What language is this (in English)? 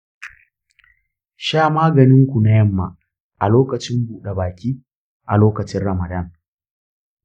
Hausa